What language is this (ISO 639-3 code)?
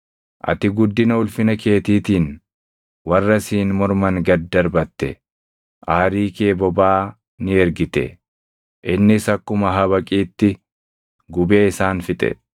orm